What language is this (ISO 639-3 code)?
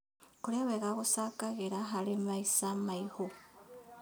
kik